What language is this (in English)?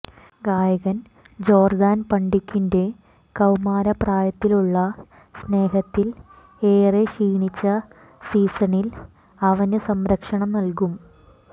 Malayalam